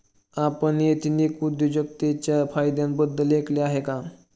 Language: Marathi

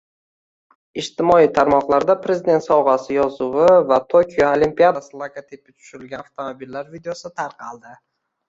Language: Uzbek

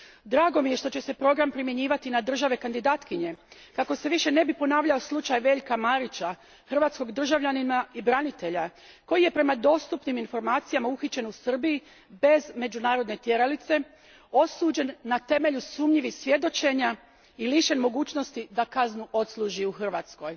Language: Croatian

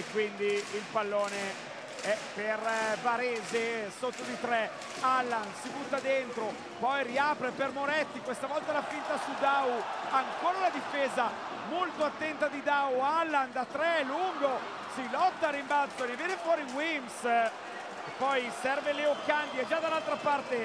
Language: Italian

